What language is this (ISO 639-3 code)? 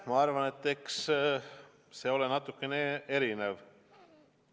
est